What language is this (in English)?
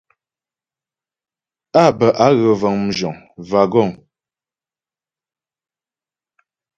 Ghomala